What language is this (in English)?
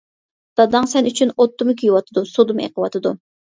Uyghur